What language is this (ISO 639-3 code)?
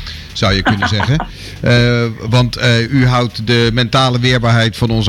nld